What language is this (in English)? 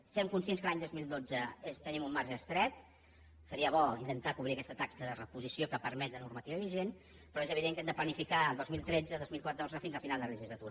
Catalan